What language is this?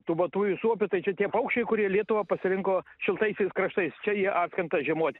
Lithuanian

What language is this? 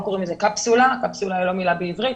Hebrew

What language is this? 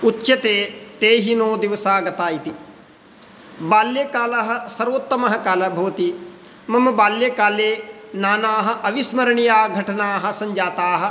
Sanskrit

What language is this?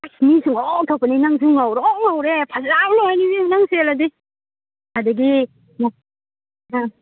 Manipuri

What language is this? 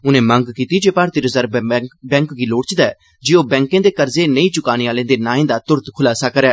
Dogri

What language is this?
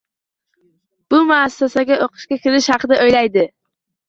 Uzbek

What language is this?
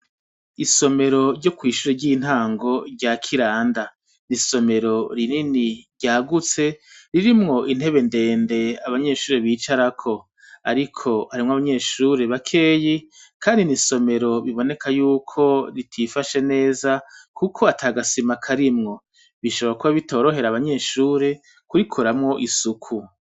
Rundi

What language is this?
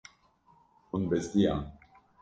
Kurdish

